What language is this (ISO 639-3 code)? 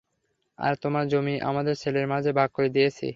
ben